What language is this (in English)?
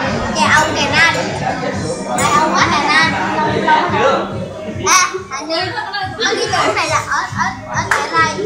Vietnamese